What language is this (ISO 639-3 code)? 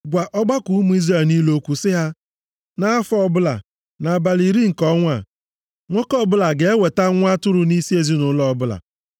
ibo